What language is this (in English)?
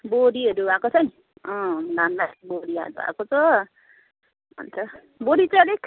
Nepali